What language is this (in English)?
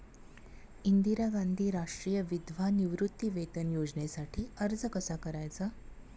Marathi